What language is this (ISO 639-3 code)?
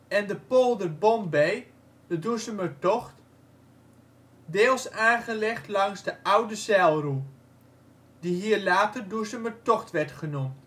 nld